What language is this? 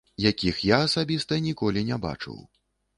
Belarusian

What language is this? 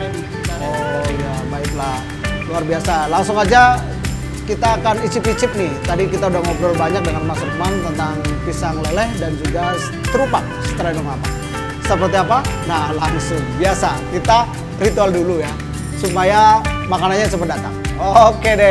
Indonesian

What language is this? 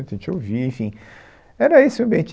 Portuguese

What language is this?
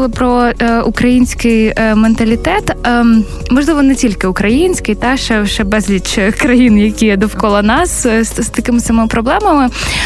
Ukrainian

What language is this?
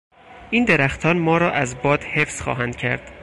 Persian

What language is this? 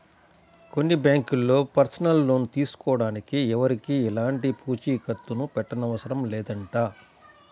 Telugu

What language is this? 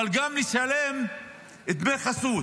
Hebrew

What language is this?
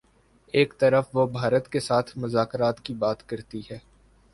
Urdu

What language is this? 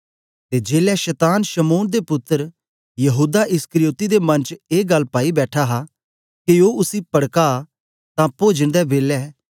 Dogri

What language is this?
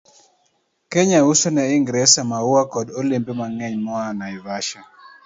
Luo (Kenya and Tanzania)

